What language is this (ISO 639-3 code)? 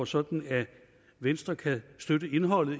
dan